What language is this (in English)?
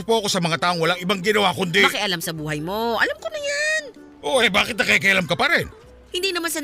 Filipino